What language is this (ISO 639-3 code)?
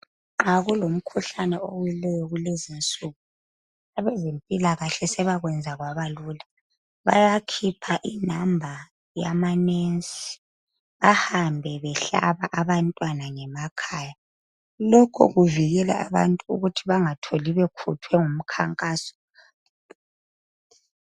nde